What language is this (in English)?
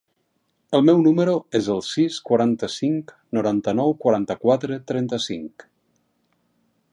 Catalan